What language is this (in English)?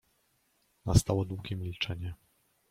Polish